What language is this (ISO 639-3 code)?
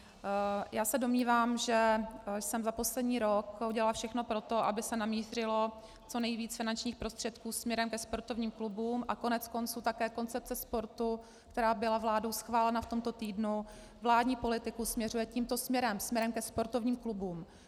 ces